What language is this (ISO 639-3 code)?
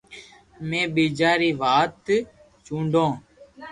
lrk